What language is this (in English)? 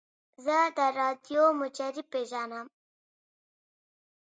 Pashto